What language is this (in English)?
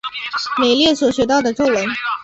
Chinese